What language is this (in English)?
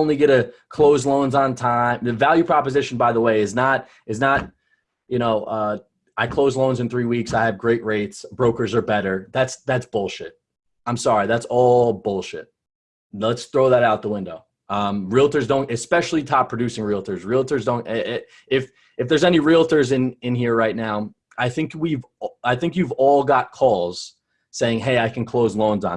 English